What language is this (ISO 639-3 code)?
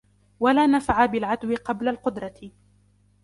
ara